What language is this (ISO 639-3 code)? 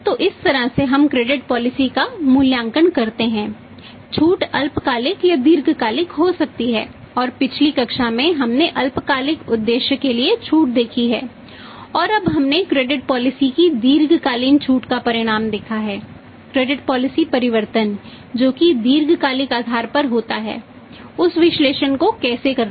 hin